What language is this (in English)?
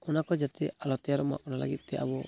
Santali